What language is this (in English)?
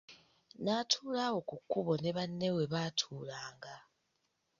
Ganda